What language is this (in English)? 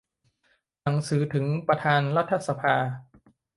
Thai